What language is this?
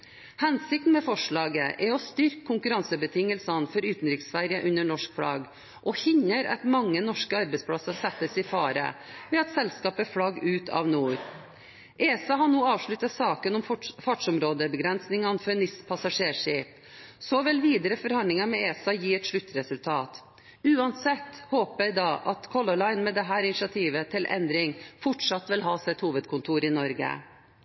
Norwegian Bokmål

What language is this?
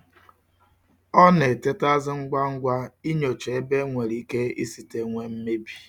Igbo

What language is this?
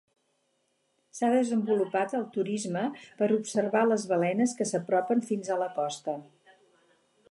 Catalan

